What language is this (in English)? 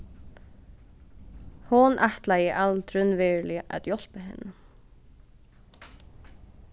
Faroese